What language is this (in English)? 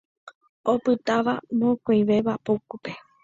Guarani